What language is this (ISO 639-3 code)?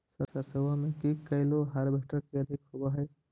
mag